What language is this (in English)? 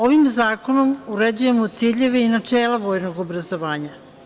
Serbian